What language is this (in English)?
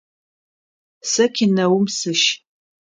Adyghe